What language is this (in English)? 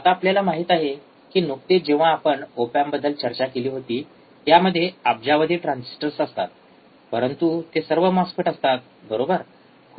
Marathi